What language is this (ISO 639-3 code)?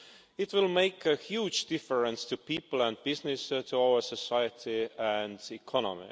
eng